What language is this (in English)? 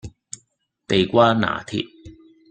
Cantonese